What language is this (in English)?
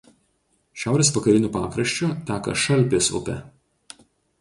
Lithuanian